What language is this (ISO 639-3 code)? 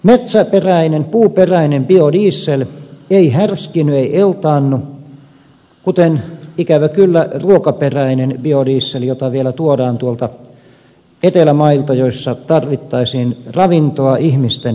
fin